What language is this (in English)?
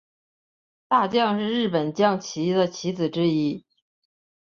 Chinese